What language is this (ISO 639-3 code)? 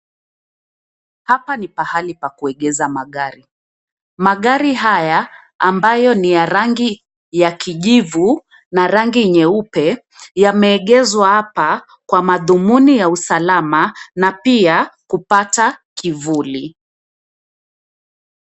swa